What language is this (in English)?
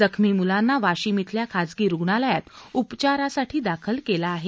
Marathi